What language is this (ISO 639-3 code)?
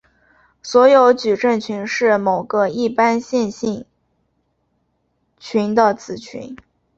zho